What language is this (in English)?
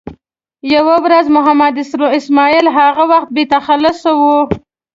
Pashto